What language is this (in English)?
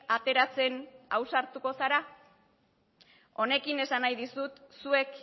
Basque